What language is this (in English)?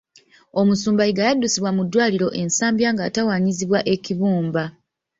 Ganda